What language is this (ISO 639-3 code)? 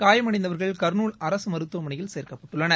tam